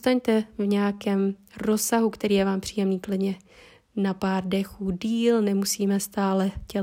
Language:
Czech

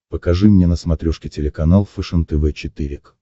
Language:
Russian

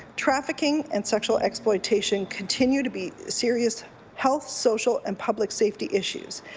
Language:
English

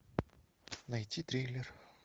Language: Russian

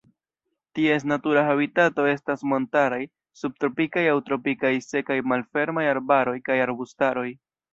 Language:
Esperanto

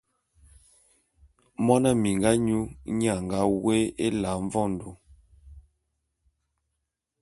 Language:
Bulu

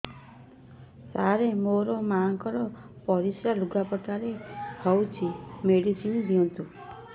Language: Odia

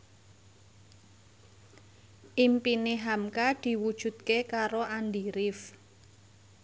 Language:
Javanese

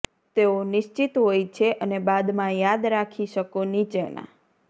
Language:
Gujarati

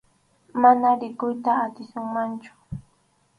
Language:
Arequipa-La Unión Quechua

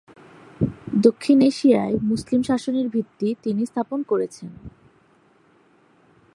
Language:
Bangla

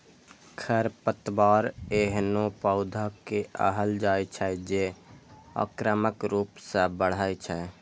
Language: Maithili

